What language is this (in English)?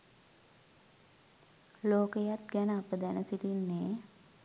Sinhala